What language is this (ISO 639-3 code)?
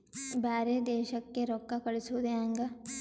kan